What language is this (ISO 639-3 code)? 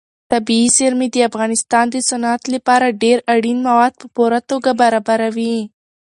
pus